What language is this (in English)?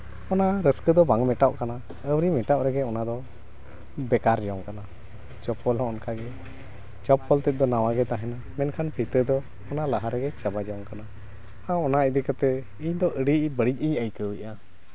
Santali